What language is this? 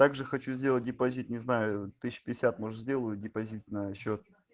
Russian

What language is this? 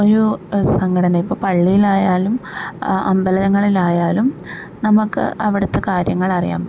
Malayalam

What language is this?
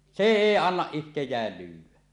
Finnish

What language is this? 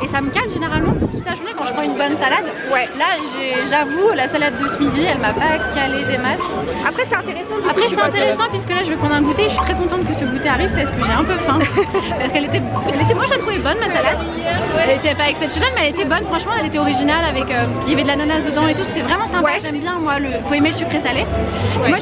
French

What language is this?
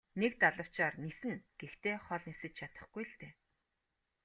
Mongolian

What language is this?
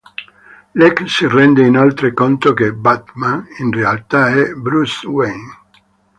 Italian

